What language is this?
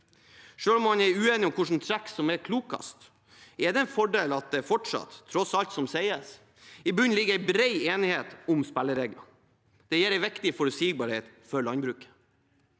Norwegian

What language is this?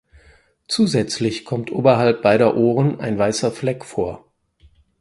German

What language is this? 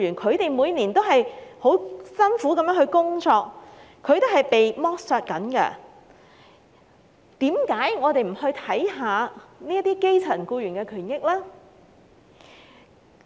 Cantonese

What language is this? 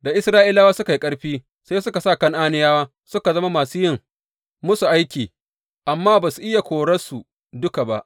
Hausa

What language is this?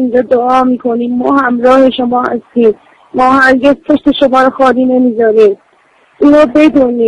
Persian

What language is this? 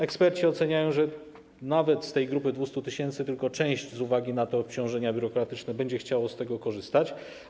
Polish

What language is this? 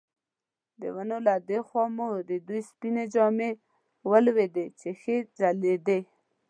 Pashto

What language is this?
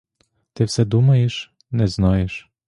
Ukrainian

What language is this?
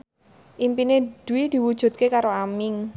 Javanese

